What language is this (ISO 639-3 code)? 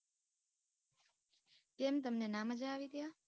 guj